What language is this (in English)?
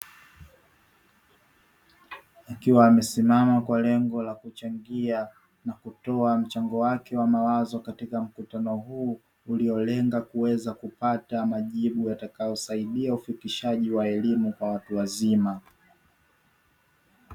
Swahili